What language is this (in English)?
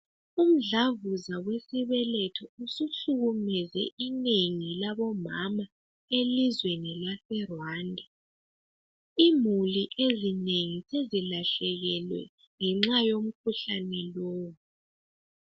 North Ndebele